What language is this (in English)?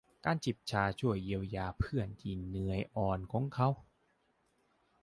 Thai